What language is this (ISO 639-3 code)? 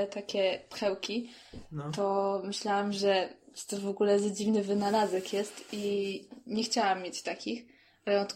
pol